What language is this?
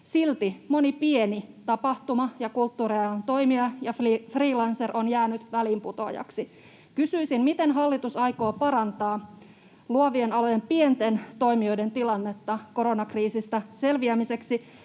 Finnish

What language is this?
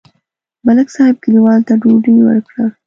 Pashto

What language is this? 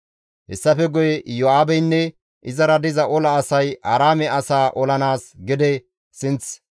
Gamo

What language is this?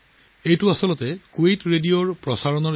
Assamese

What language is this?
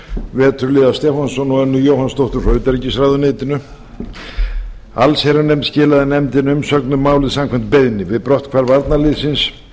Icelandic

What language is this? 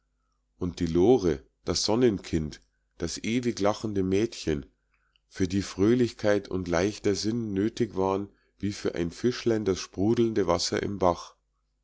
German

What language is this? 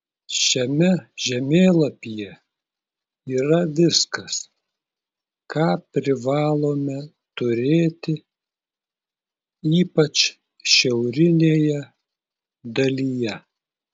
Lithuanian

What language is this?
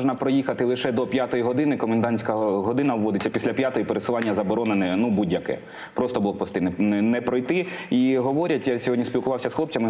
Ukrainian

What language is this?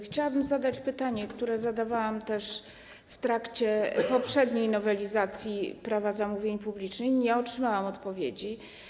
Polish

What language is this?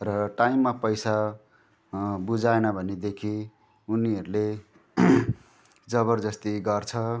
Nepali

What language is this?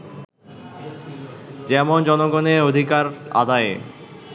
Bangla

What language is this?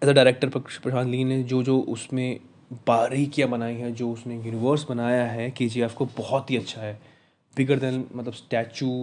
Hindi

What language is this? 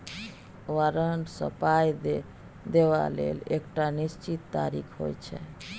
Maithili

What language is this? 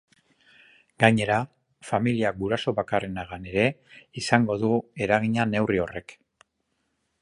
Basque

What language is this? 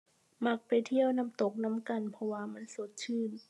Thai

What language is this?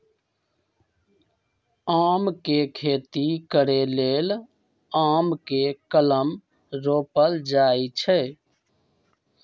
Magahi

